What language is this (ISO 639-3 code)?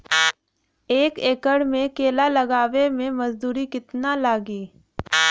bho